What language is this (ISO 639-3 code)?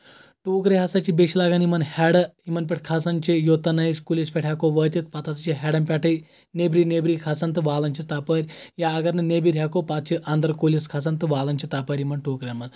kas